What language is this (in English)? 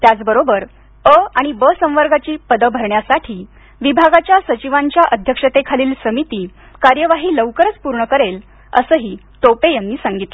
Marathi